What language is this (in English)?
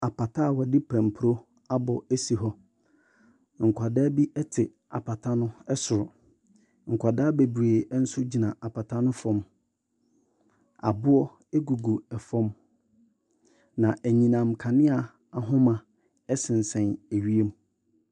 Akan